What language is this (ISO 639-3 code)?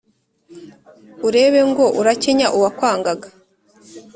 kin